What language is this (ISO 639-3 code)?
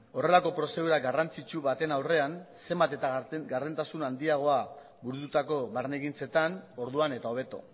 eus